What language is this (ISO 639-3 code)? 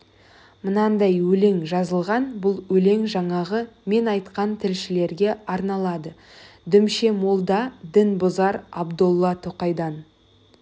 kaz